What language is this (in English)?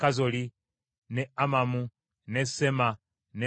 Ganda